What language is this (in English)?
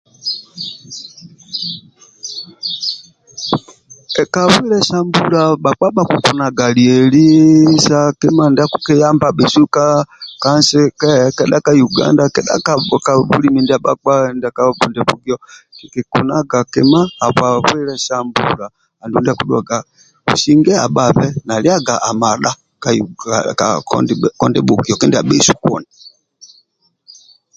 Amba (Uganda)